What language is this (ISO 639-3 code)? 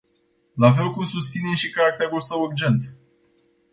ron